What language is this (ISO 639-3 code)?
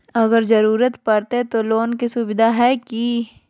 mag